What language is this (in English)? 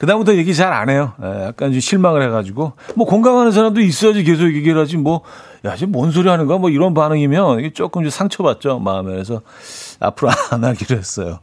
Korean